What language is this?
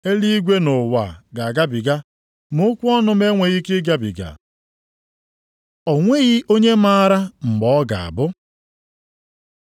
Igbo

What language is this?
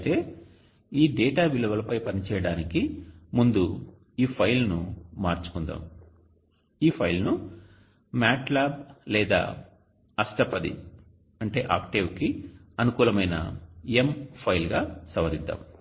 Telugu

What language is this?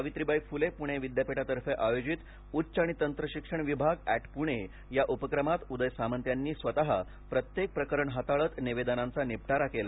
Marathi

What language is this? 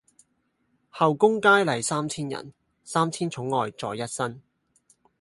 Cantonese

